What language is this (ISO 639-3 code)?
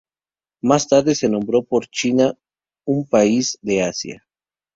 spa